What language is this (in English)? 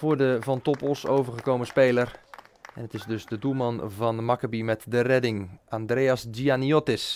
Dutch